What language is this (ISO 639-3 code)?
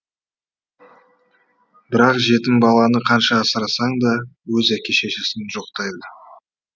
kaz